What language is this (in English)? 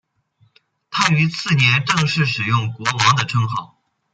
Chinese